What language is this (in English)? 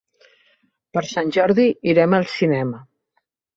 Catalan